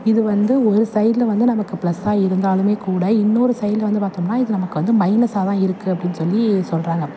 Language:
Tamil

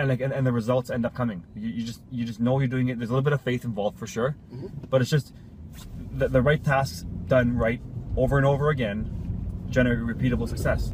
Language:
English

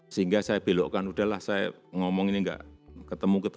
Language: Indonesian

